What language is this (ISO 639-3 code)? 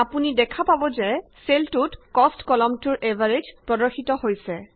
asm